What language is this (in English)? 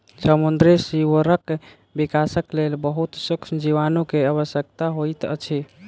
Maithili